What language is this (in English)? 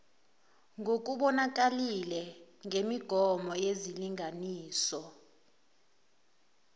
Zulu